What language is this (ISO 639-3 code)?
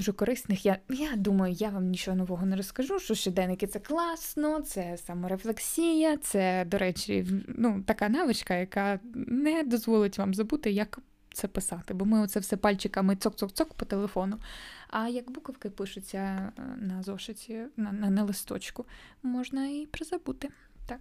ukr